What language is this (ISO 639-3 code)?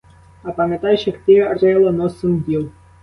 ukr